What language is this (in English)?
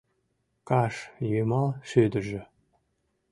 Mari